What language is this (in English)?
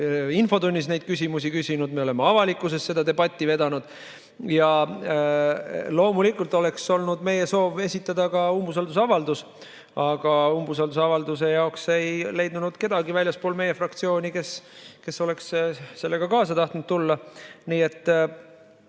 Estonian